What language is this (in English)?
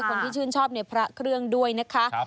Thai